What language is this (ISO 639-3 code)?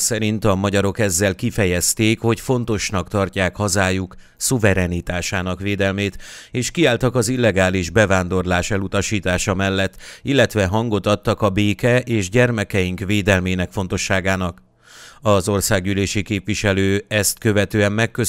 hun